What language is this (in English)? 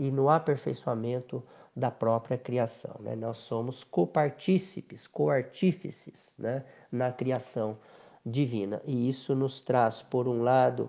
Portuguese